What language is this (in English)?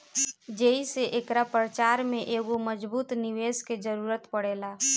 Bhojpuri